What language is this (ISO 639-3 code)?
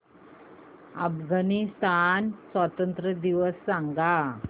mar